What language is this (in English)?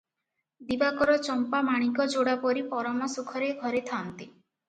Odia